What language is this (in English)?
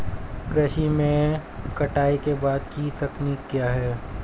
Hindi